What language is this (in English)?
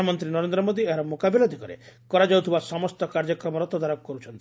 Odia